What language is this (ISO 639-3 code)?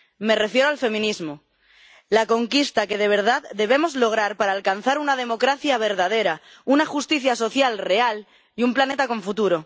spa